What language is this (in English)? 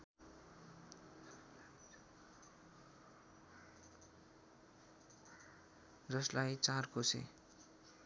Nepali